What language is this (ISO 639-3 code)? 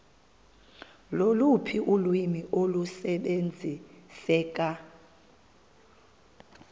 xho